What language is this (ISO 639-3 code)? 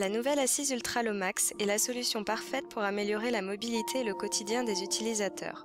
fra